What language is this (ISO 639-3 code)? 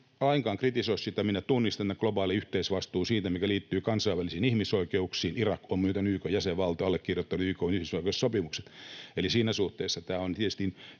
fin